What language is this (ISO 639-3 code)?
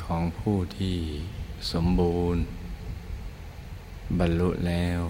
tha